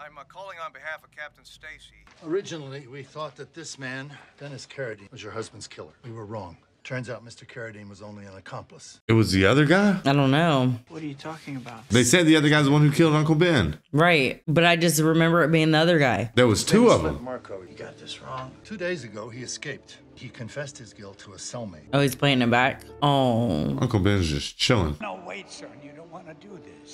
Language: English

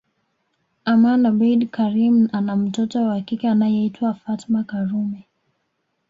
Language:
Swahili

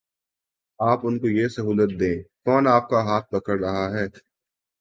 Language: Urdu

